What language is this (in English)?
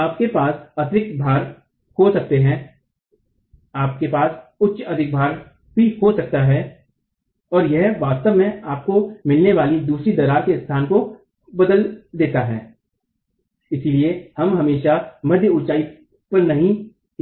Hindi